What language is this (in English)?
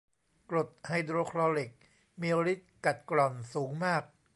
Thai